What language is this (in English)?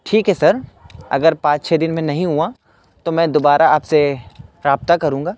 Urdu